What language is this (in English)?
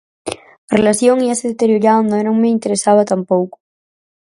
Galician